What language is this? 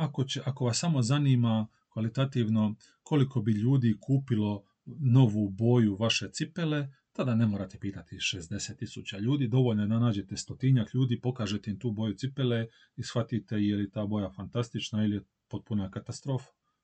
Croatian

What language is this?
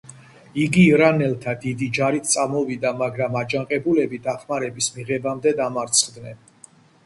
Georgian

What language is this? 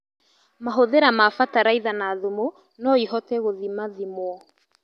Kikuyu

